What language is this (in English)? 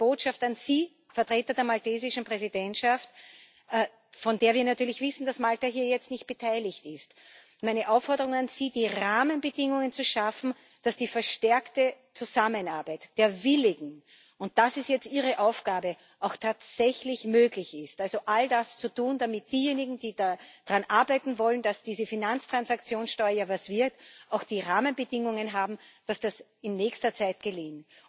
German